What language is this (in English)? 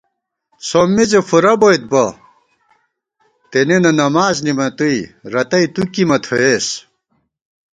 Gawar-Bati